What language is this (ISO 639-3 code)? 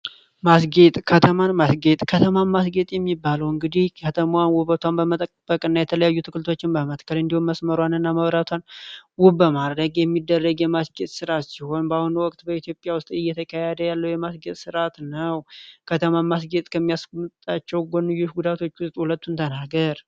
amh